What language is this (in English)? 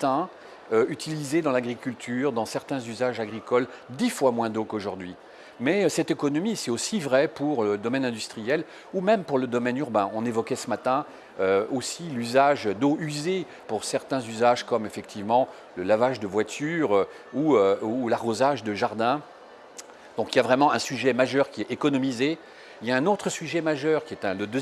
French